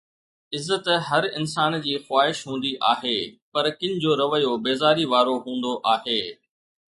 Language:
Sindhi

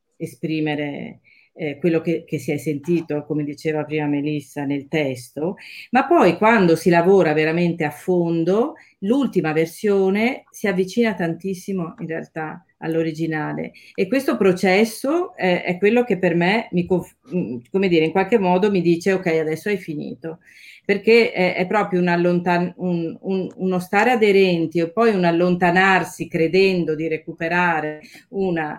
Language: Italian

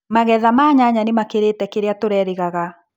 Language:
Kikuyu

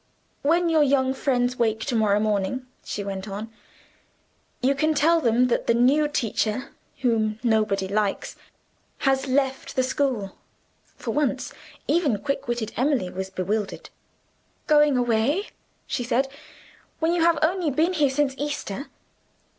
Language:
English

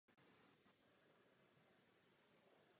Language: Czech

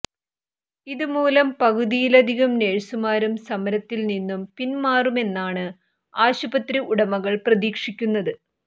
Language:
Malayalam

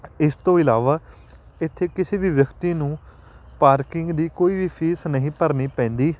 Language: Punjabi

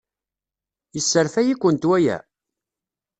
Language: Kabyle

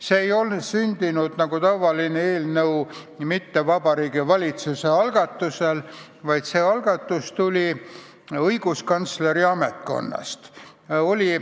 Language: Estonian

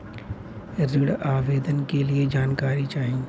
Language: Bhojpuri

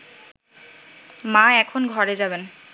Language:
Bangla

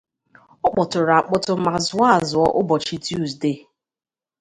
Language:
Igbo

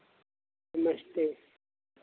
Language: Hindi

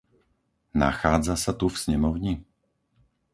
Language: Slovak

